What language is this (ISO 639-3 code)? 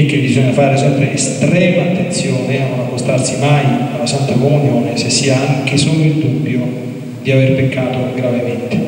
ita